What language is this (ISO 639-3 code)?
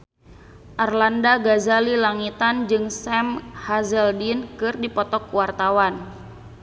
sun